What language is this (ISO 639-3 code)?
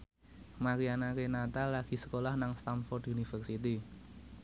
jav